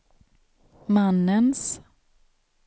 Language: Swedish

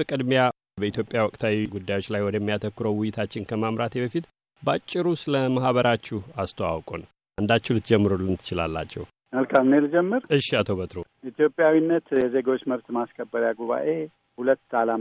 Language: Amharic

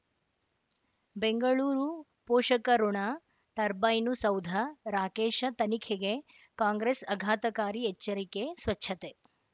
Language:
Kannada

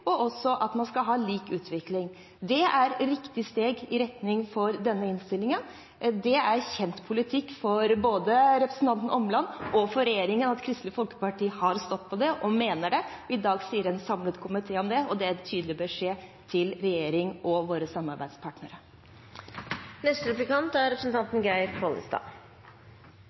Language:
Norwegian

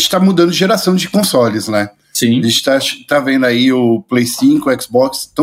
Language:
Portuguese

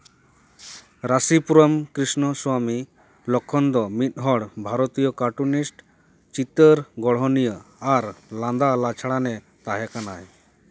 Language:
Santali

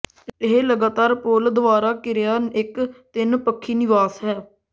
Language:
Punjabi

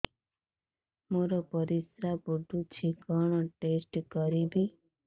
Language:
Odia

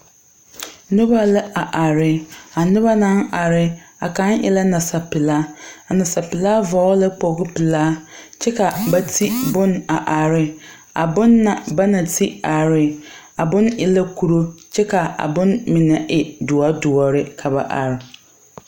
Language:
Southern Dagaare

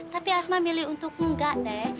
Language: Indonesian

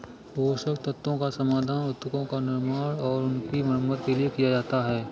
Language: Hindi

